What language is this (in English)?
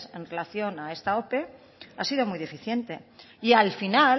Spanish